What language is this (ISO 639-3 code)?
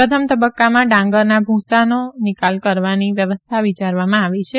guj